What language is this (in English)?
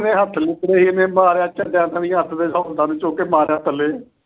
Punjabi